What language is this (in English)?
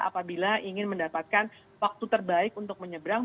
Indonesian